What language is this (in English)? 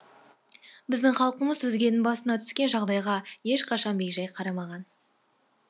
Kazakh